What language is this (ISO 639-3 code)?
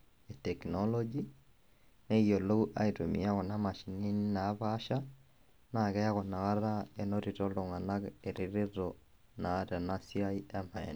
mas